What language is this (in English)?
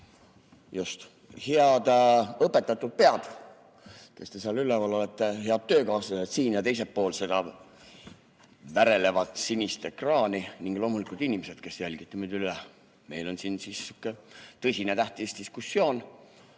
Estonian